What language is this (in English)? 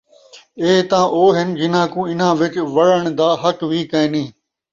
Saraiki